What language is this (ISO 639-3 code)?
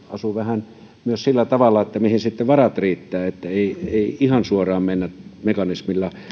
fin